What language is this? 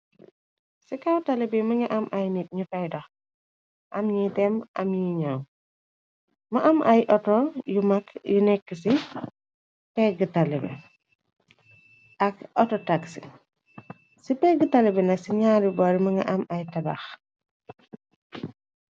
Wolof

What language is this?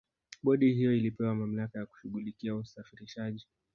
Swahili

